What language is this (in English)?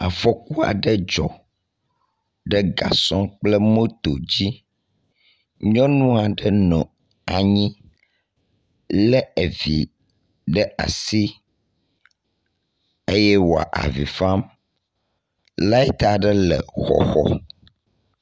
Ewe